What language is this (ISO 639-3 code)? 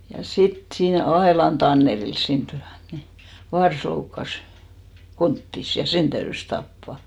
fin